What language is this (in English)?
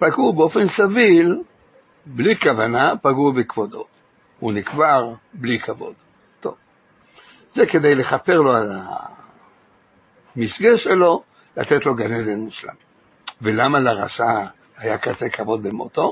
Hebrew